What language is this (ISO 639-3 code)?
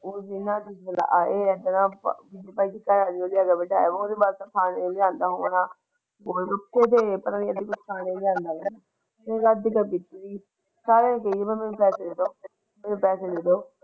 pan